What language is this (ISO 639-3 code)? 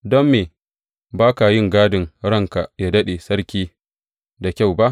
hau